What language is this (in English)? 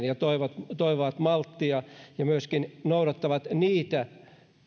Finnish